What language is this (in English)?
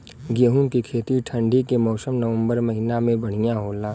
Bhojpuri